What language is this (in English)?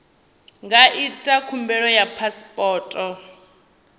Venda